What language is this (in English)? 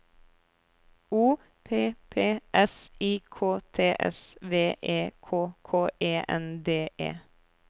Norwegian